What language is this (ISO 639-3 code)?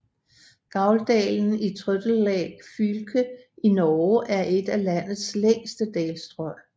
dan